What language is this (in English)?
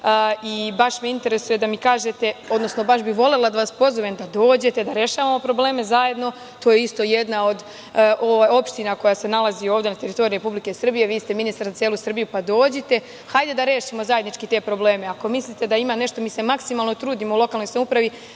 Serbian